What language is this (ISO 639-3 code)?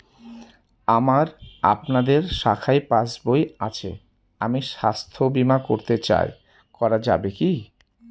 ben